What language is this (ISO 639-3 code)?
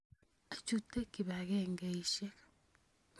kln